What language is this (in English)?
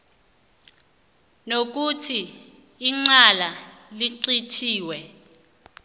South Ndebele